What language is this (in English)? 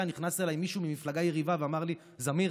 Hebrew